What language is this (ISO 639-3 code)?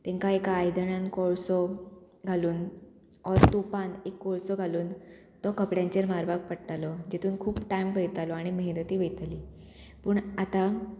kok